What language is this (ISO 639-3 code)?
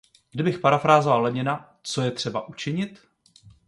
ces